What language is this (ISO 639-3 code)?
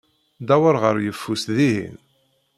kab